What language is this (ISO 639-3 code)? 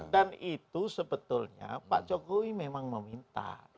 ind